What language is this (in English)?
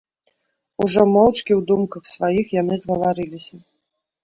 Belarusian